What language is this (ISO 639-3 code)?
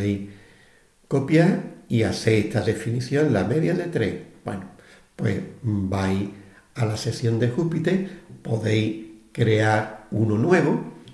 spa